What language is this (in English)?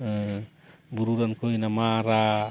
Santali